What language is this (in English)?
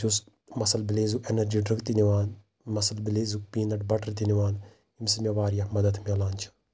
Kashmiri